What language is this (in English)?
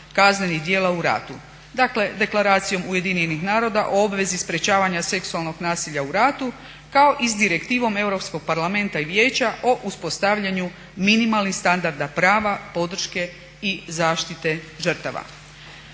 Croatian